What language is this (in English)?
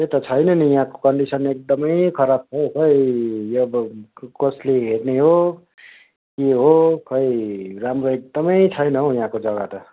Nepali